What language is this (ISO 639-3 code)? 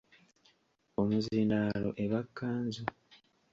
lug